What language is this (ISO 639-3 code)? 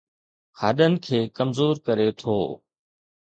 snd